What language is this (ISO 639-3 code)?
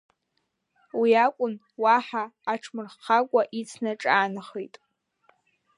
abk